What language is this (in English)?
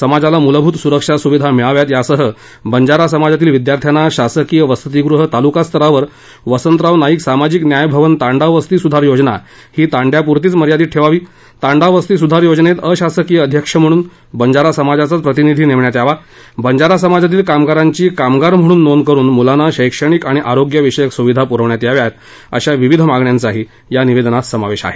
Marathi